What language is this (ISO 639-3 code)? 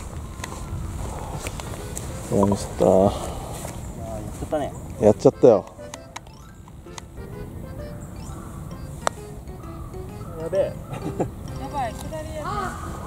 jpn